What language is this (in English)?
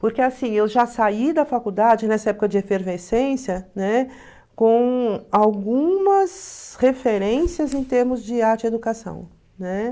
Portuguese